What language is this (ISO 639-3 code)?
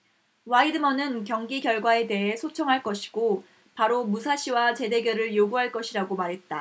kor